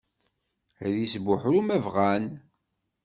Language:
Kabyle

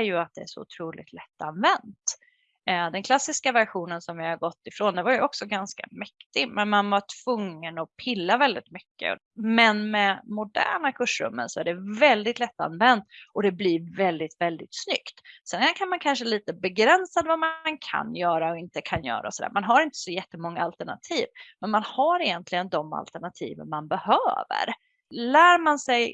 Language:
Swedish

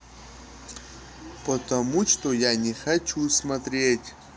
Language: Russian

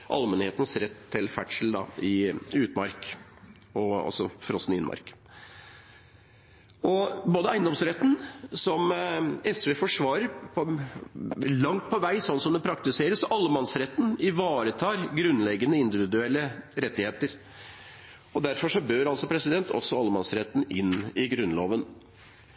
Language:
Norwegian Bokmål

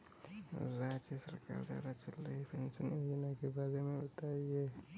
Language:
Hindi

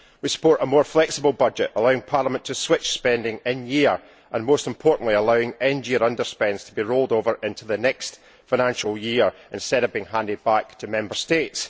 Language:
English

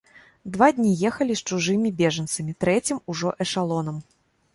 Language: Belarusian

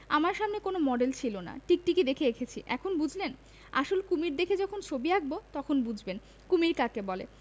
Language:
Bangla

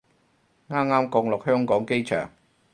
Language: Cantonese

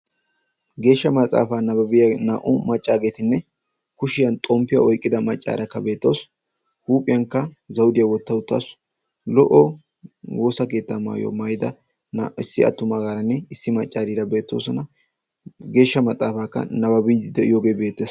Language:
Wolaytta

